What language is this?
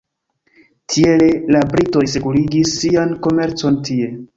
Esperanto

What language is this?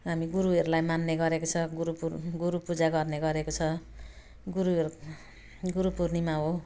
Nepali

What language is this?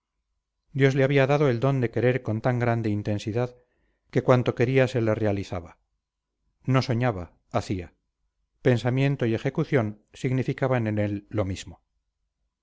Spanish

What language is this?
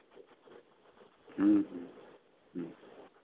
Santali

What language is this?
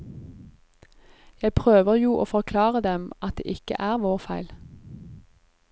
Norwegian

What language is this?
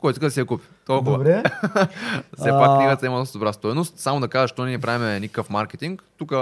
Bulgarian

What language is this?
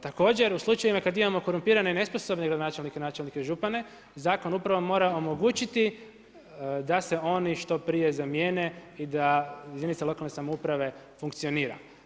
Croatian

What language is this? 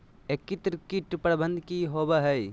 Magahi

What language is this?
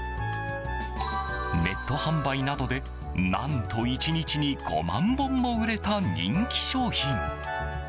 Japanese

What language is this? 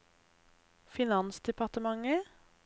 Norwegian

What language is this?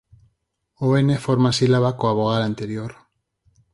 Galician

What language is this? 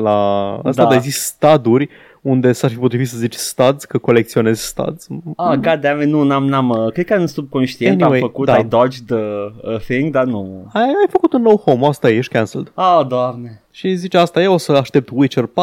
Romanian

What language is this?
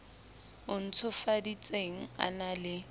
Southern Sotho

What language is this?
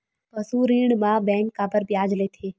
Chhattisgarhi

